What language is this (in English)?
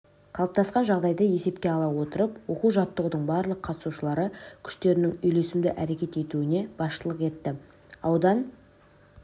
Kazakh